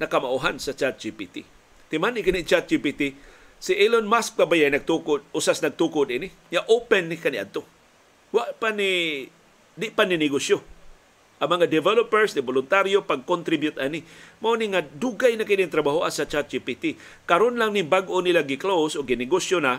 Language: Filipino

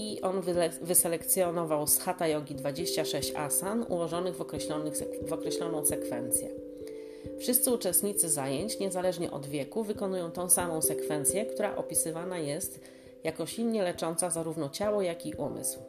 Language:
Polish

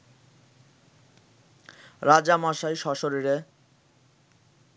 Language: Bangla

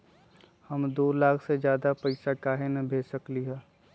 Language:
Magahi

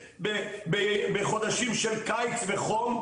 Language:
Hebrew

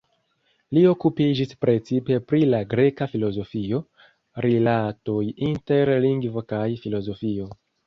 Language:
Esperanto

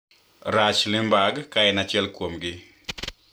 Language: Luo (Kenya and Tanzania)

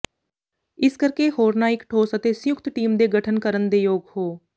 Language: Punjabi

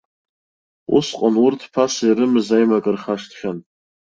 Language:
Abkhazian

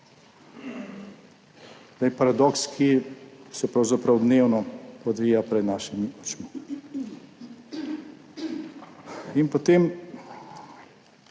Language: Slovenian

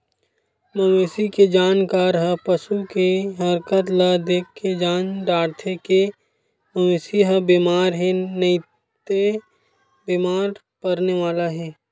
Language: Chhattisgarhi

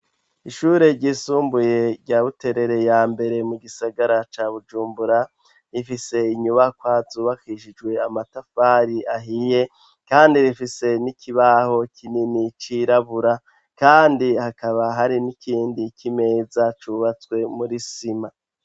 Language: Rundi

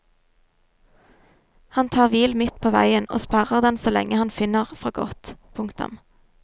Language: Norwegian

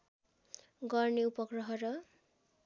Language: Nepali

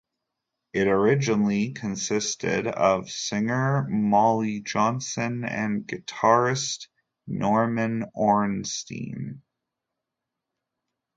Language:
English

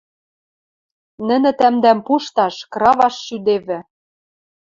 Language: Western Mari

